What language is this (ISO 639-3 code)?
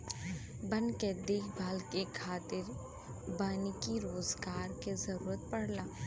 bho